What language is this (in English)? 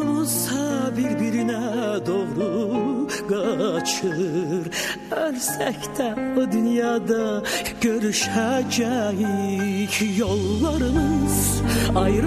Turkish